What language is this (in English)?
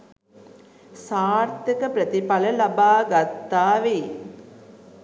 Sinhala